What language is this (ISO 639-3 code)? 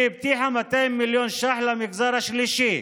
heb